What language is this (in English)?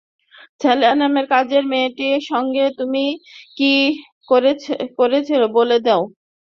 Bangla